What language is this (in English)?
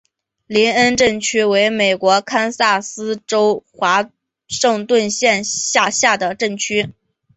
Chinese